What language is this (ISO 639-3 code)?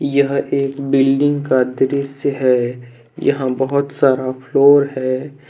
hin